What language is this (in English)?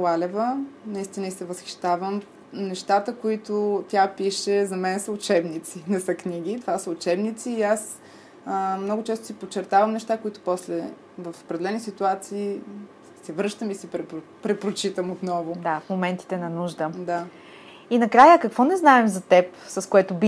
Bulgarian